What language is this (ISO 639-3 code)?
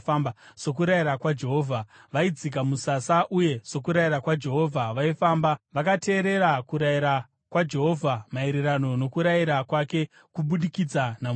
sna